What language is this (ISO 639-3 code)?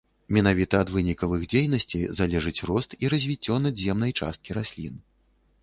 bel